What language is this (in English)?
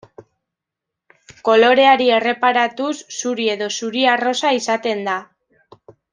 Basque